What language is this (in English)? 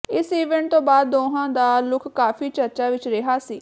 Punjabi